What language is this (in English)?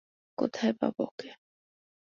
Bangla